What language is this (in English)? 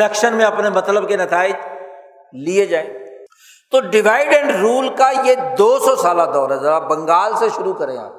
Urdu